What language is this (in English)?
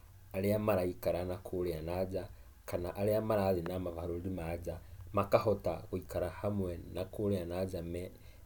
Kikuyu